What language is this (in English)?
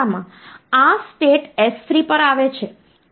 Gujarati